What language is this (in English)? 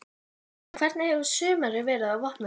Icelandic